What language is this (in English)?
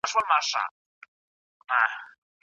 Pashto